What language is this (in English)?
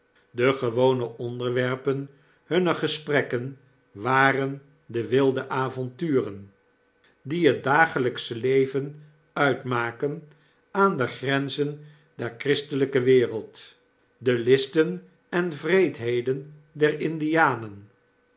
Dutch